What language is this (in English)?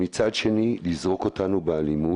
Hebrew